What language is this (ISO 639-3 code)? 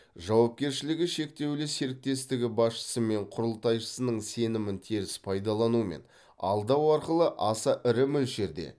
kaz